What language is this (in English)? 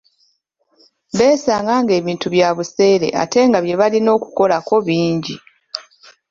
Ganda